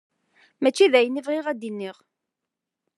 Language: Kabyle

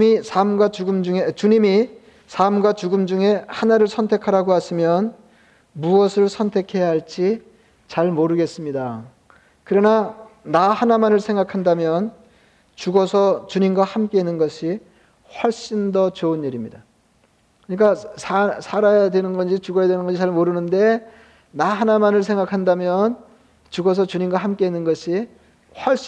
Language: Korean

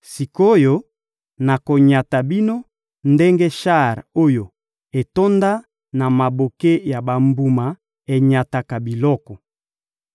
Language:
Lingala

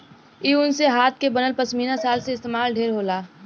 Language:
Bhojpuri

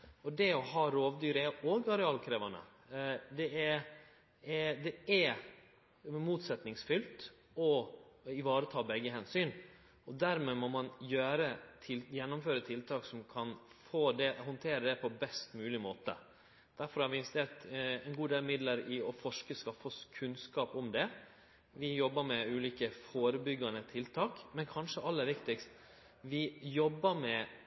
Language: Norwegian Nynorsk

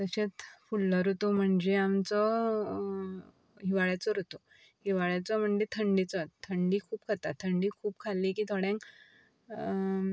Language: Konkani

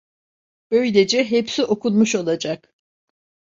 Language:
Turkish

